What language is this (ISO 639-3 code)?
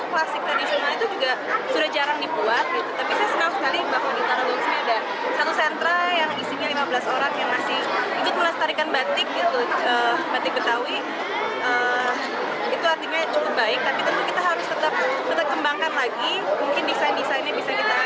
ind